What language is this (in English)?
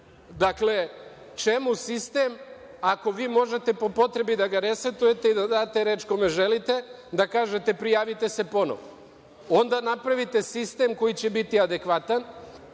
Serbian